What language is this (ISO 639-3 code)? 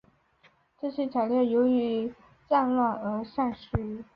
zho